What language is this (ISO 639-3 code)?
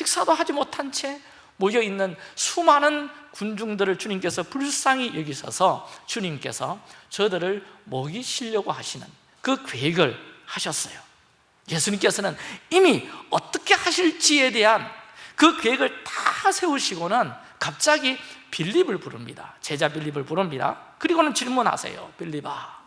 kor